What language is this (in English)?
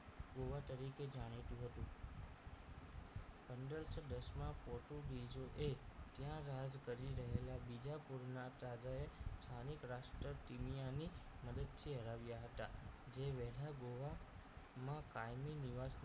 Gujarati